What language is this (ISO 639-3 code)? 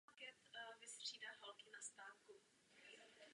ces